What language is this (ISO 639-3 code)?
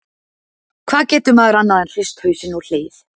isl